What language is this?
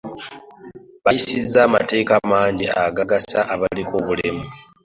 Ganda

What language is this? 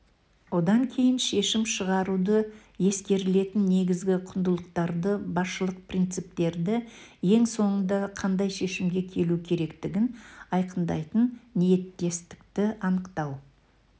Kazakh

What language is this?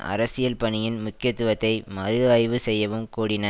Tamil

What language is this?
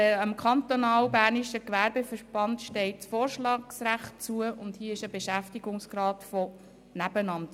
Swiss German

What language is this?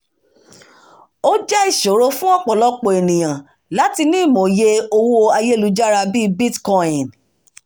Yoruba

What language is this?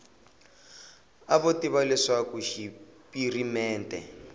Tsonga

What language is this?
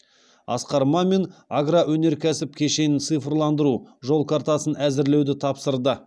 Kazakh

